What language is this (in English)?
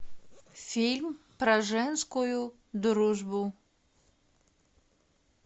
Russian